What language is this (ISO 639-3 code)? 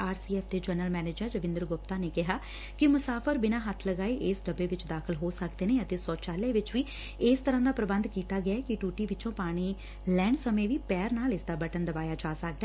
pan